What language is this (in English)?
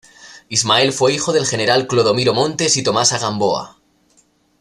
Spanish